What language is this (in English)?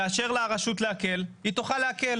Hebrew